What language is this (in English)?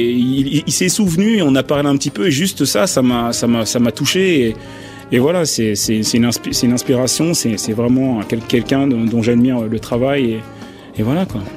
French